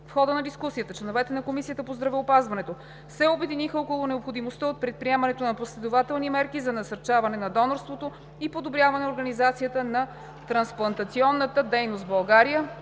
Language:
Bulgarian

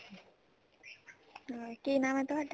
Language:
Punjabi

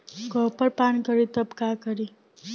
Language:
Bhojpuri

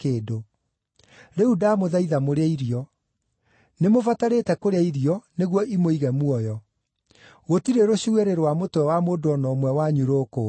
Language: Kikuyu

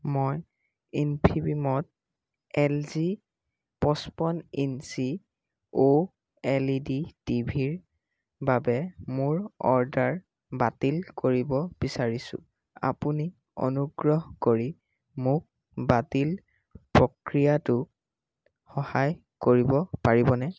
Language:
Assamese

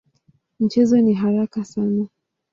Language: Swahili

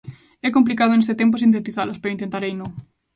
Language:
Galician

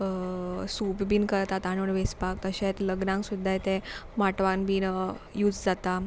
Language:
Konkani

